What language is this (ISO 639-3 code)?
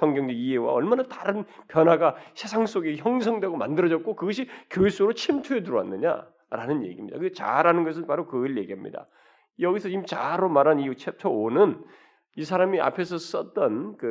kor